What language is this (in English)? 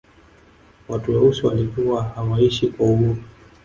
Swahili